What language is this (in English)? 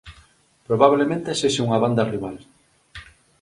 Galician